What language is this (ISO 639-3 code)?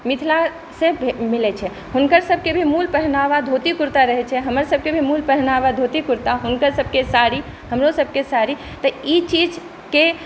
mai